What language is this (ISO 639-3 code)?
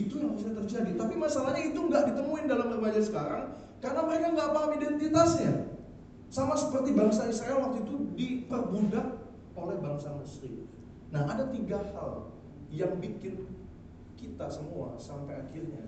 ind